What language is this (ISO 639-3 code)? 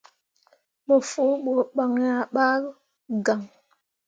mua